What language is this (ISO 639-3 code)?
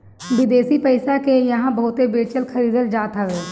bho